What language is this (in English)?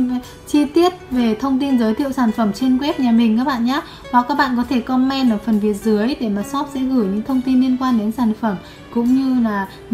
Vietnamese